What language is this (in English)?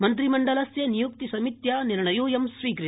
Sanskrit